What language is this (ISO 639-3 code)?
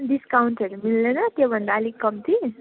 nep